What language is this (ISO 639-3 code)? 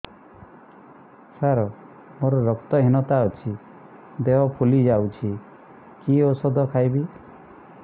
ori